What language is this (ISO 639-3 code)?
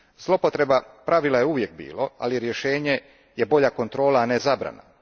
hrv